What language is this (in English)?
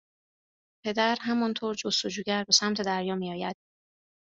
Persian